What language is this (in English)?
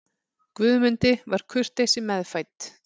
Icelandic